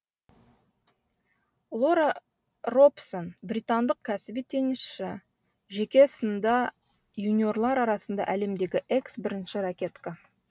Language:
Kazakh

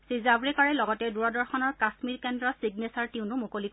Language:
Assamese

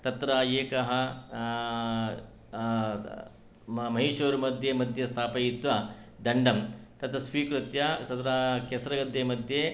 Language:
Sanskrit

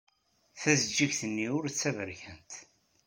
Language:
Kabyle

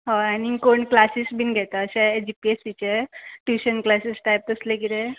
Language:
Konkani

